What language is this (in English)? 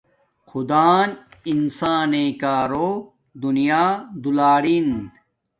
Domaaki